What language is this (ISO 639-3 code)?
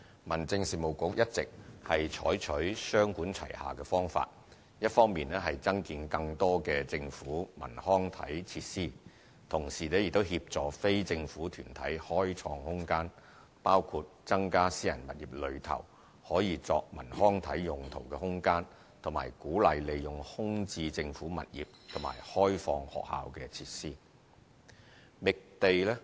yue